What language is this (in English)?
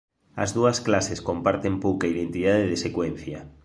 Galician